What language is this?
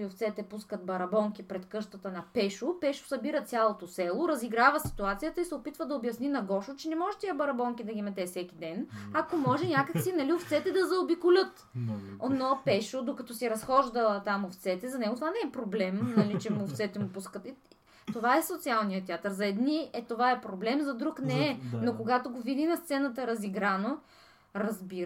Bulgarian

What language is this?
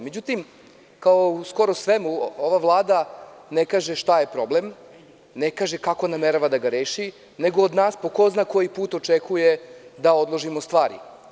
Serbian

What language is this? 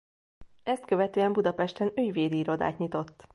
Hungarian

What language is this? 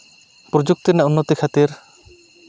Santali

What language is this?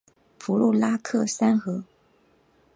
Chinese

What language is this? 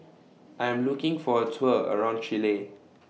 English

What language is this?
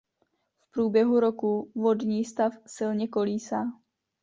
Czech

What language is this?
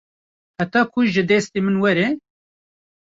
Kurdish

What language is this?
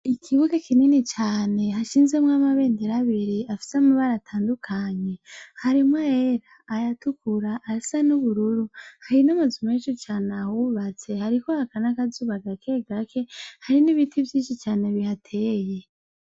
Rundi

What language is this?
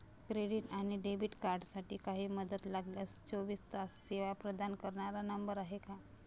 Marathi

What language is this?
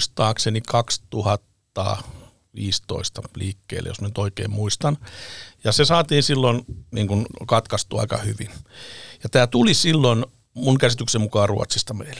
Finnish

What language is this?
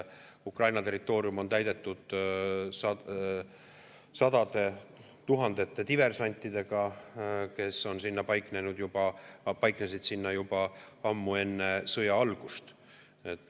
Estonian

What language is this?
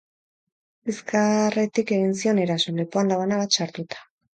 Basque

